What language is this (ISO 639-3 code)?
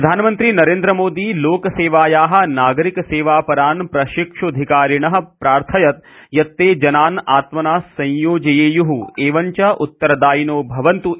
san